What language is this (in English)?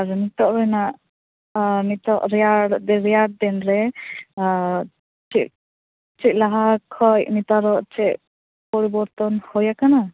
Santali